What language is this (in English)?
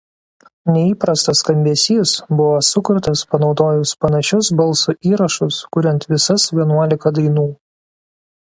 Lithuanian